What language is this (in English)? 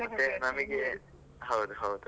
Kannada